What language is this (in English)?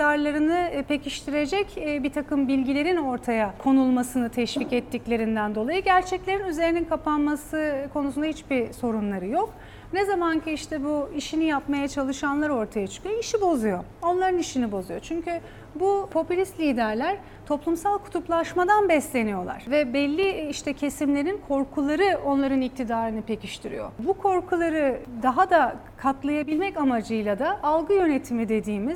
Turkish